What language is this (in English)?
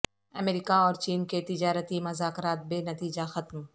Urdu